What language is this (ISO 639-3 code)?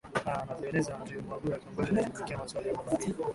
swa